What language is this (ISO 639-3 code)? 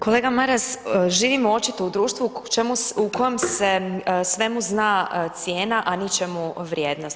hrv